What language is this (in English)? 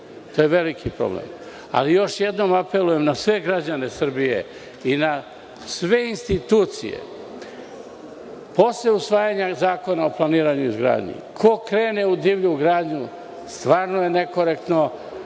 Serbian